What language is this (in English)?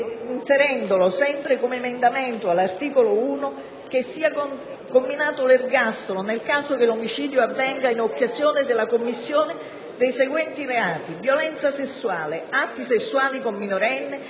Italian